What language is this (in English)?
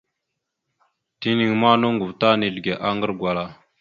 Mada (Cameroon)